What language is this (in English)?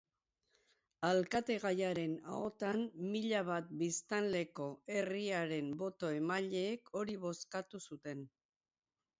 Basque